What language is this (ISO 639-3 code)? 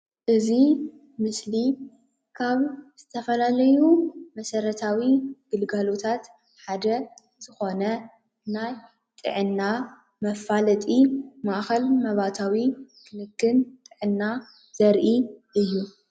tir